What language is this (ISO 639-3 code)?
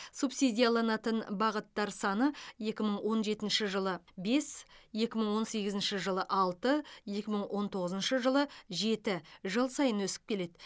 kaz